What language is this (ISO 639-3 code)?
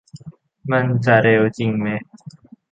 tha